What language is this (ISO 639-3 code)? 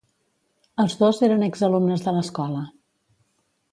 cat